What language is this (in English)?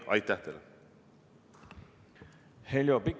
Estonian